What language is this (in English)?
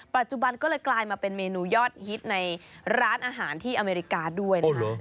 Thai